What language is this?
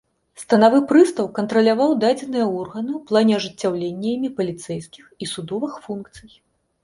Belarusian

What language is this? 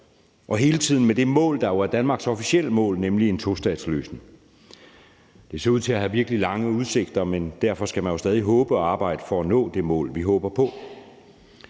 Danish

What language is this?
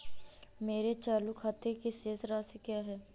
Hindi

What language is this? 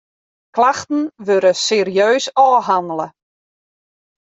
Western Frisian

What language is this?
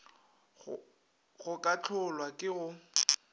Northern Sotho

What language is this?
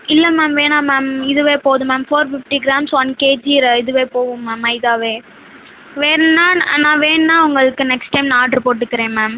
Tamil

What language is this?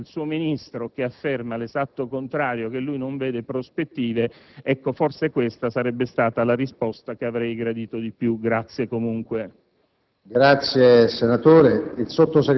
Italian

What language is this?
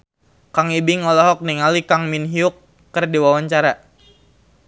Sundanese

